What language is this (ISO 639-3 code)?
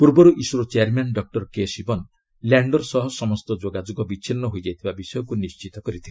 ori